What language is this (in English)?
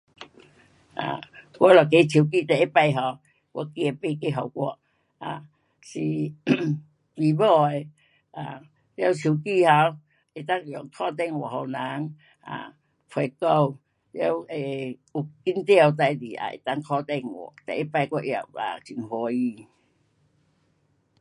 Pu-Xian Chinese